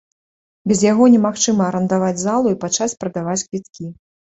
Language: Belarusian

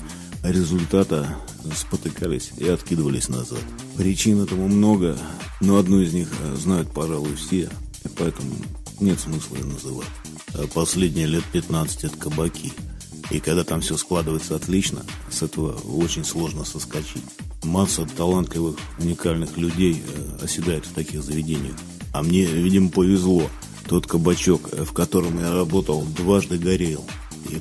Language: Russian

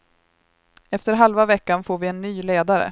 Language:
Swedish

